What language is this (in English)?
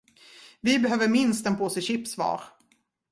Swedish